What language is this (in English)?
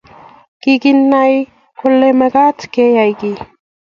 Kalenjin